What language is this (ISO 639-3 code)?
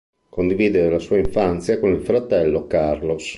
ita